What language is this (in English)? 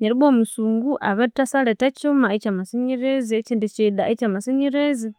Konzo